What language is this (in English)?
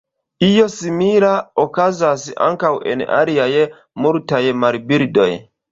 Esperanto